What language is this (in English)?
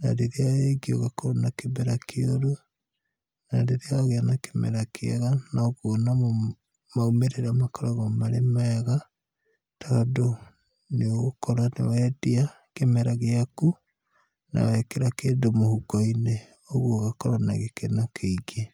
Kikuyu